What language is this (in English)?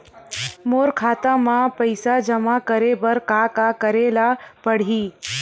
Chhattisgarhi